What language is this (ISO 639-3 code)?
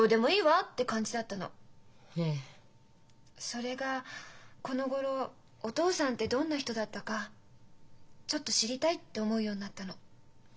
jpn